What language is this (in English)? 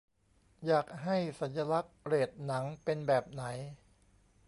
Thai